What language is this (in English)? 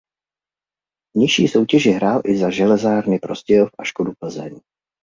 Czech